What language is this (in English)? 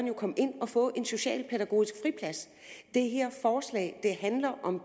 Danish